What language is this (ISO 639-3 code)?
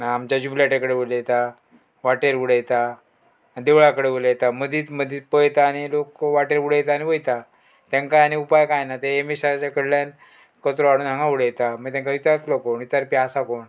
kok